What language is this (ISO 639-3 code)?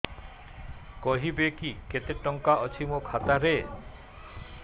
ori